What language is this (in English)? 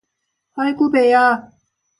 Korean